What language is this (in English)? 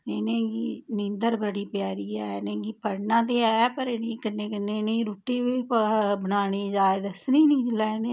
Dogri